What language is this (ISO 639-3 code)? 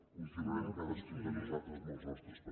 cat